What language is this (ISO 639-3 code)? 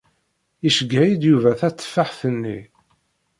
kab